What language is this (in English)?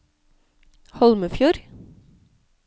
Norwegian